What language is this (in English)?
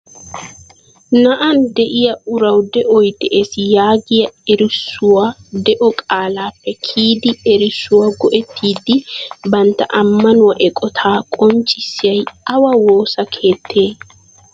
Wolaytta